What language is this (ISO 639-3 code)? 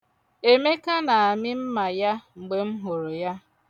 ibo